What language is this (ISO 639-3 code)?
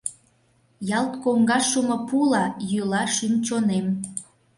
chm